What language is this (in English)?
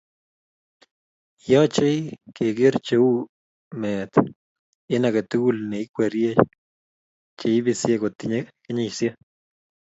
Kalenjin